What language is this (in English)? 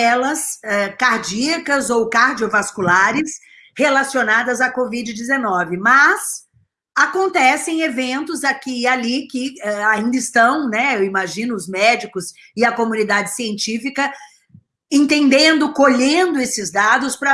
Portuguese